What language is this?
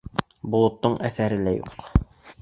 Bashkir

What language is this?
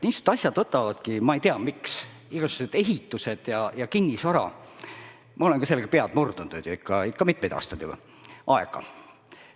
Estonian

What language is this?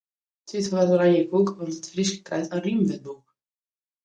Western Frisian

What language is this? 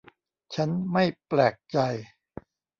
Thai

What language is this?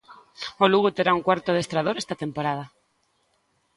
Galician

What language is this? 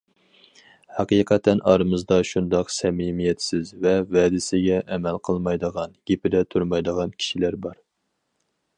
Uyghur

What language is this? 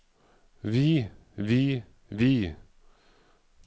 Norwegian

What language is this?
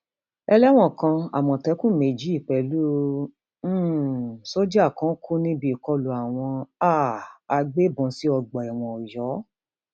Yoruba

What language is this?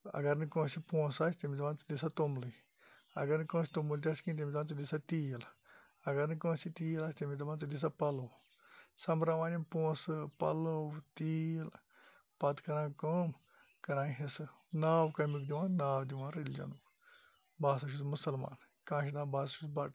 Kashmiri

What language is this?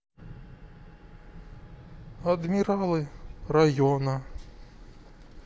Russian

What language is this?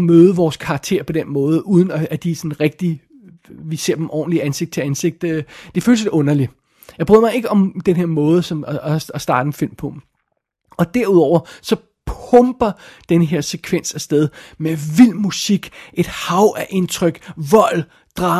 Danish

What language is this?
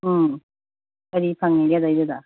Manipuri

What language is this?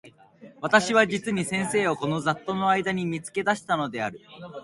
Japanese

